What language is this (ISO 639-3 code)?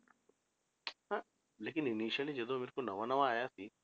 pan